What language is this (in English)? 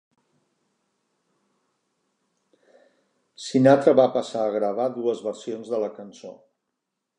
Catalan